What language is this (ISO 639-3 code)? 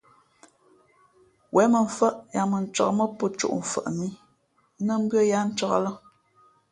fmp